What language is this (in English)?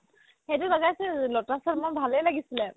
Assamese